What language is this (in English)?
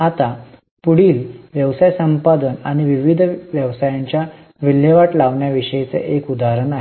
Marathi